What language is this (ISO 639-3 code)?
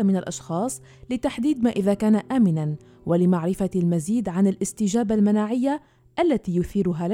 ara